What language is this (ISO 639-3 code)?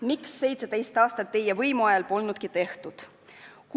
est